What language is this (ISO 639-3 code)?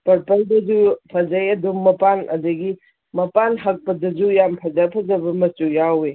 mni